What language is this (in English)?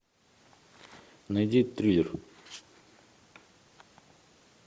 Russian